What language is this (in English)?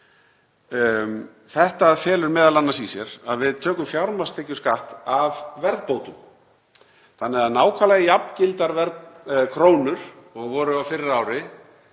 Icelandic